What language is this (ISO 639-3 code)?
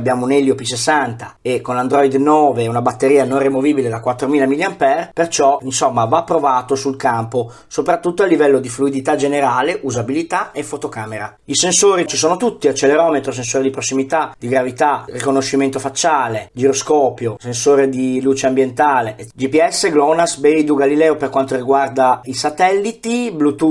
ita